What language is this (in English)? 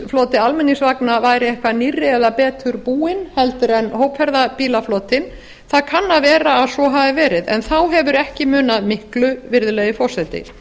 Icelandic